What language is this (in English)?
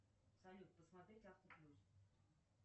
Russian